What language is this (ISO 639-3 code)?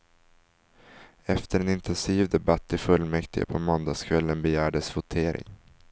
swe